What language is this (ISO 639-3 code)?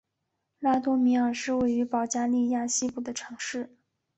zho